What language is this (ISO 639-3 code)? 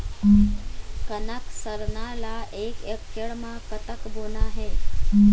hne